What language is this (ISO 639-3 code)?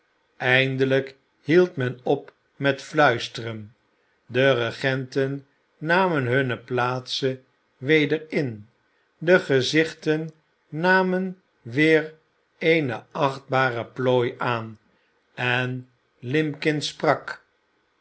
nld